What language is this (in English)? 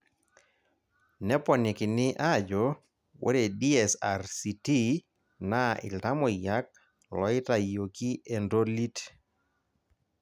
Masai